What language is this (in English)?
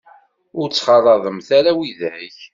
Kabyle